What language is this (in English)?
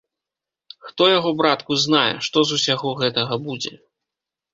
Belarusian